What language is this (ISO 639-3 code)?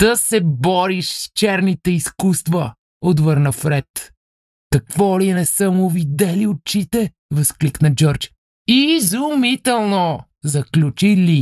bul